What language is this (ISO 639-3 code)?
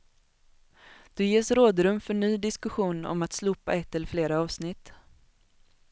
swe